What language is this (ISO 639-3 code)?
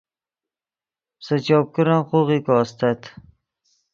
ydg